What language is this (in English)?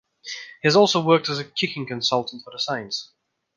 English